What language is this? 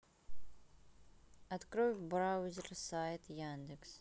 Russian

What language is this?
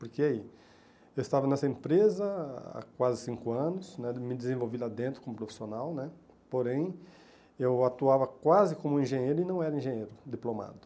Portuguese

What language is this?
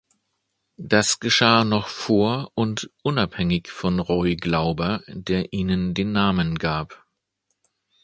German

